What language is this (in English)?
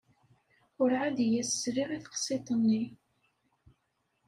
Kabyle